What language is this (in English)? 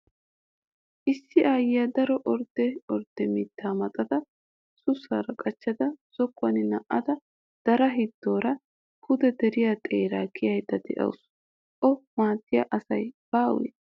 Wolaytta